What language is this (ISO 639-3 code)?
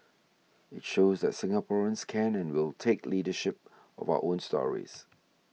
eng